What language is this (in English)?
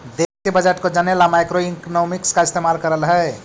Magahi